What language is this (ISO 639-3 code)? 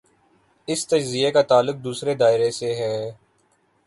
urd